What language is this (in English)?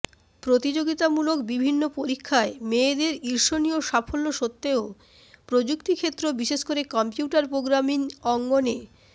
Bangla